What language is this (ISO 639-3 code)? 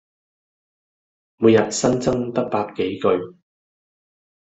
yue